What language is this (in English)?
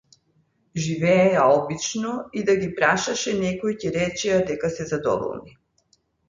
Macedonian